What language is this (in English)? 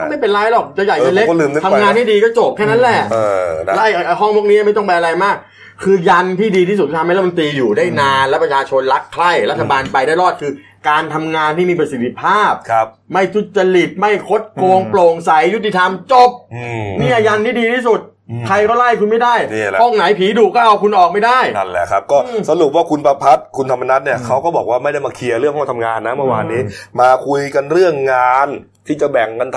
Thai